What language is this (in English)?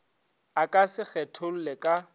Northern Sotho